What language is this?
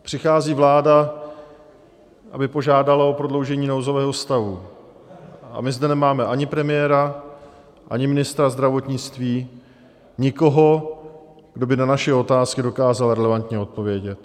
Czech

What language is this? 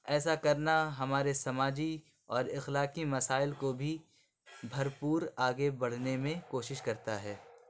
Urdu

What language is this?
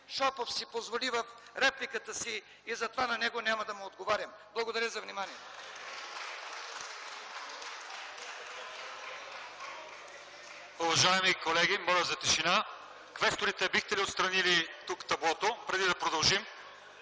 Bulgarian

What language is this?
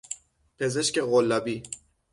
Persian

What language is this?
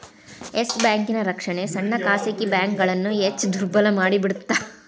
Kannada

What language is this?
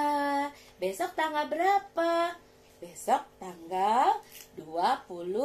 Indonesian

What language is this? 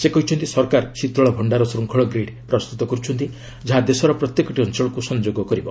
Odia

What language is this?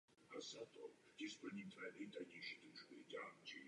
Czech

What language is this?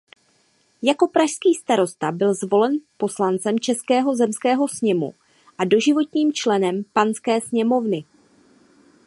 Czech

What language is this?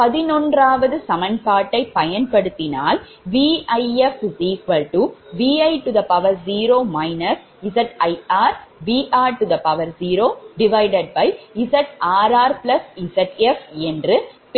Tamil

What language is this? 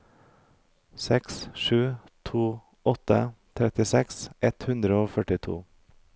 Norwegian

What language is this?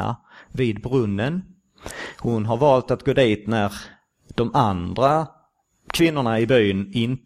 Swedish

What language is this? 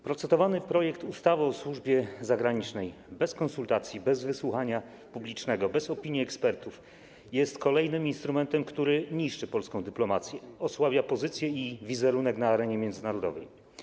Polish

